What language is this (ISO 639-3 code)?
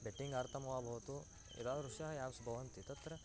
san